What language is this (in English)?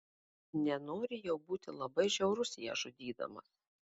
Lithuanian